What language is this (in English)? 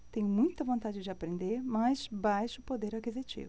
Portuguese